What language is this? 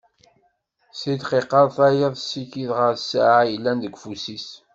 Kabyle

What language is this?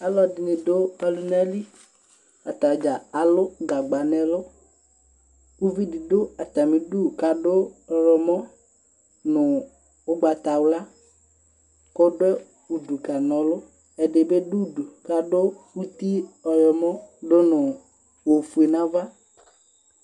Ikposo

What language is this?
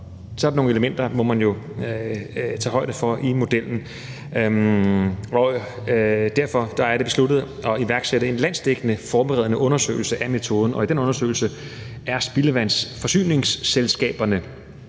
Danish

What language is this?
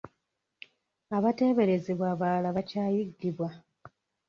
Ganda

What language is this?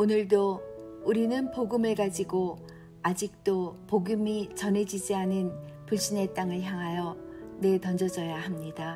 Korean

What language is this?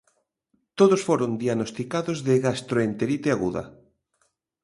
Galician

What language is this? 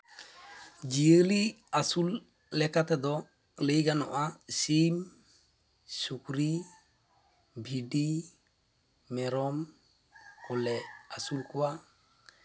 Santali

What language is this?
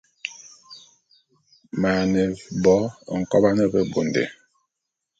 Bulu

